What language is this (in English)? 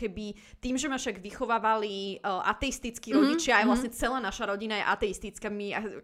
Slovak